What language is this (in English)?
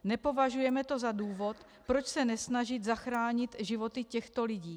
Czech